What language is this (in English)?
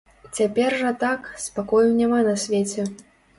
Belarusian